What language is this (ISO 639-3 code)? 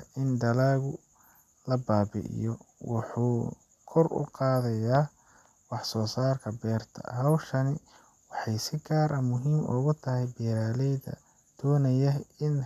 som